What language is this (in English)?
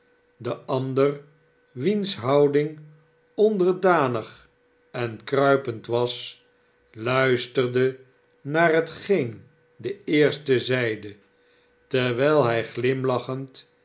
Dutch